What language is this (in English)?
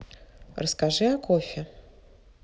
Russian